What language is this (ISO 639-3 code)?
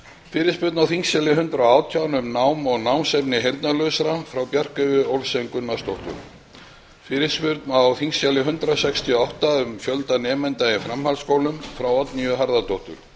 isl